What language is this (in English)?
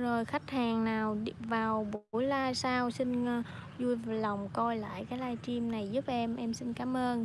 Vietnamese